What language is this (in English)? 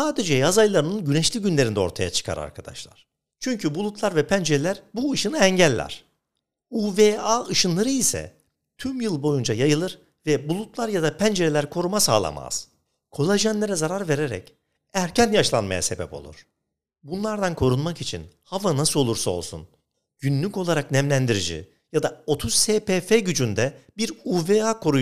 Turkish